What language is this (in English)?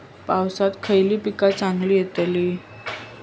Marathi